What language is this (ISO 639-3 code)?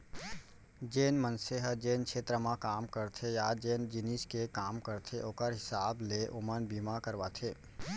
hne